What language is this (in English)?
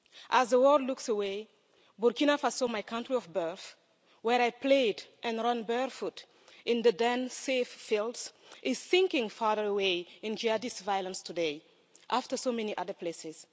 English